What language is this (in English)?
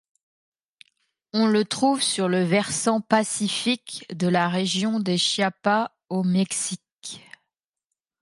French